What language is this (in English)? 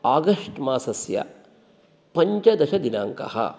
Sanskrit